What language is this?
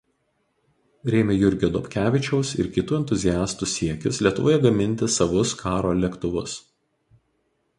Lithuanian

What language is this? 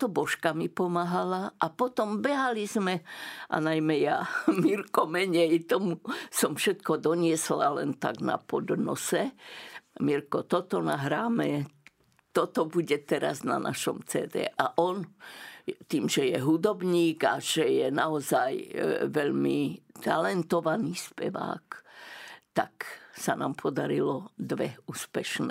Slovak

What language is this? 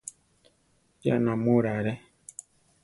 Central Tarahumara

